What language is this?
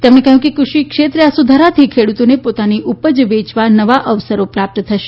Gujarati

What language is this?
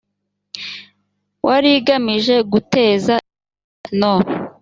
Kinyarwanda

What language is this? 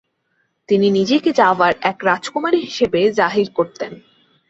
Bangla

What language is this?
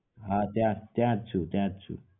Gujarati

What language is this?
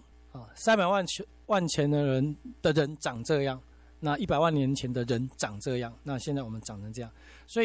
Chinese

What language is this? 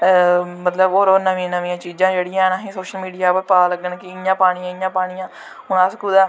Dogri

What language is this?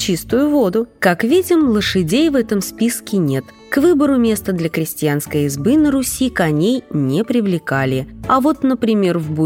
Russian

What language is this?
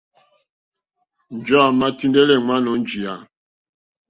Mokpwe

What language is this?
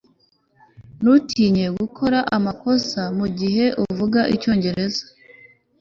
Kinyarwanda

